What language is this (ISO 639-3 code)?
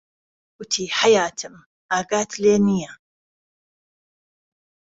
ckb